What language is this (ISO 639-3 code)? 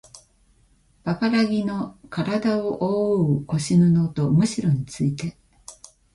jpn